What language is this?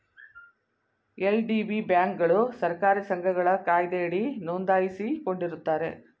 Kannada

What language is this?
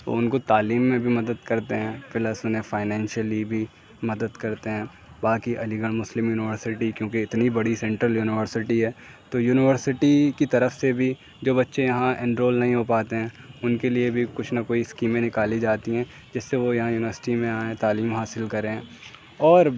Urdu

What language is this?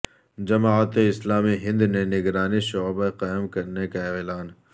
Urdu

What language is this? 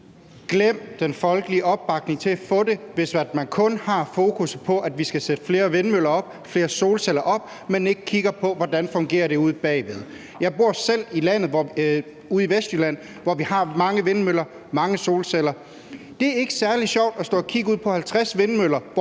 Danish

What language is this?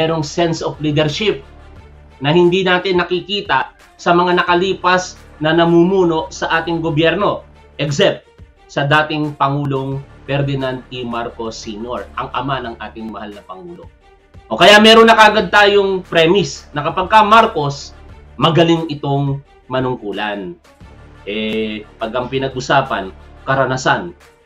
Filipino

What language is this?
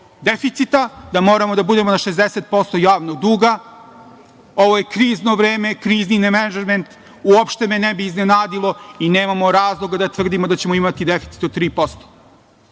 Serbian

